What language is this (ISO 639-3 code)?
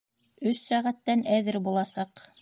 bak